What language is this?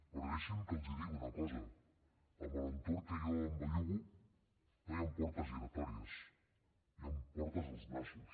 Catalan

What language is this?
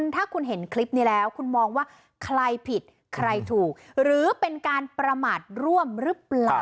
Thai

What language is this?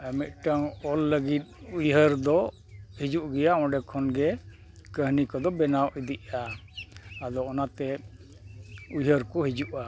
Santali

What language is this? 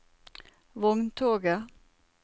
Norwegian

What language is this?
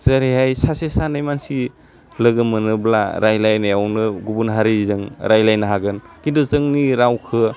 Bodo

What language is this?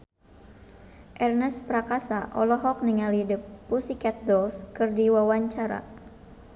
Sundanese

